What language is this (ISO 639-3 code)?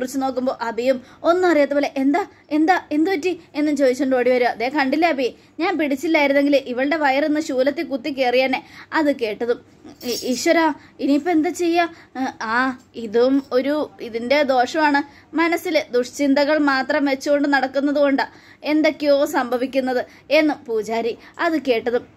mal